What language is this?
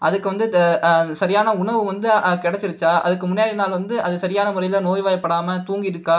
Tamil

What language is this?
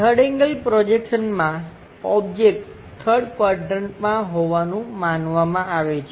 Gujarati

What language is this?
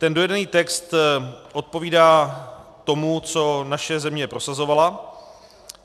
Czech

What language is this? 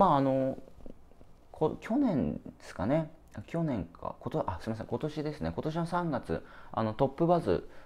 Japanese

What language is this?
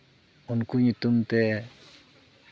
Santali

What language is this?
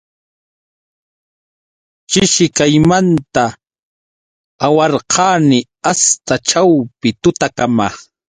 Yauyos Quechua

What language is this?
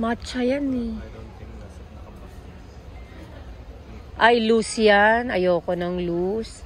Filipino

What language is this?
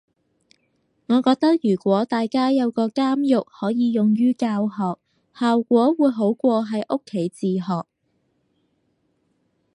Cantonese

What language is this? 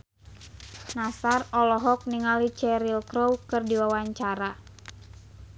Sundanese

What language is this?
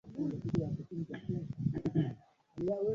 Swahili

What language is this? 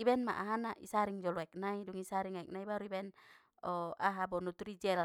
Batak Mandailing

